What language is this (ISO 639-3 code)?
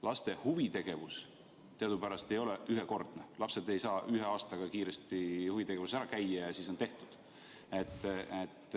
est